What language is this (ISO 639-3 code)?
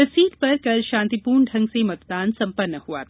hin